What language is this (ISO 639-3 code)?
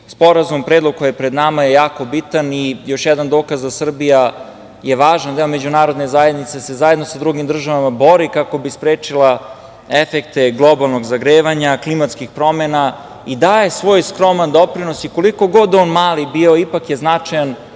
srp